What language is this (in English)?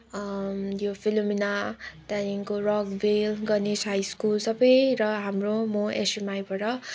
Nepali